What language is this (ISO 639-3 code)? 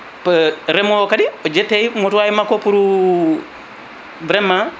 ful